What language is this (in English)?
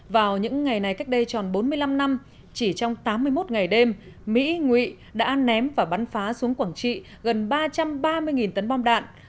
Vietnamese